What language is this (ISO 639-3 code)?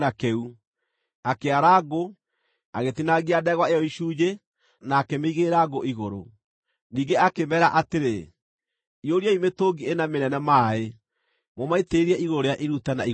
kik